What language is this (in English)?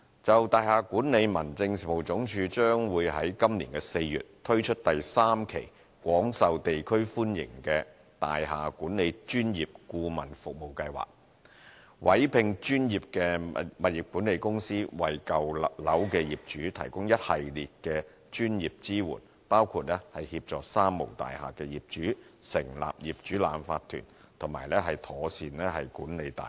Cantonese